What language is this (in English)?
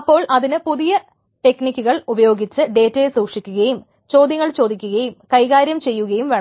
Malayalam